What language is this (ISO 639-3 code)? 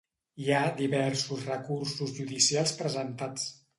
cat